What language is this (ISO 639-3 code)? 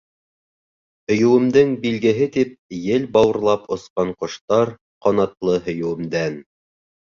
bak